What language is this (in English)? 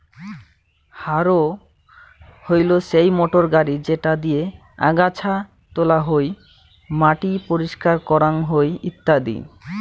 Bangla